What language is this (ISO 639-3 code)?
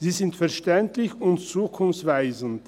gsw